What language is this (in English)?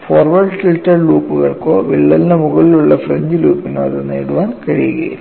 Malayalam